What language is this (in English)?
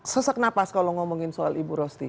Indonesian